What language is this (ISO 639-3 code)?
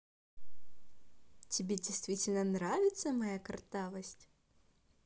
rus